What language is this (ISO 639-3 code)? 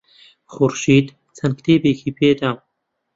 ckb